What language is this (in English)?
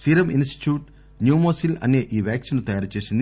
Telugu